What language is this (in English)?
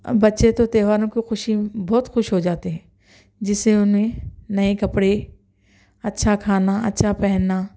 Urdu